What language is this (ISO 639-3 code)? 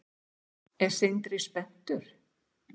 isl